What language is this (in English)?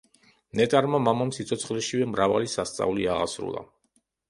Georgian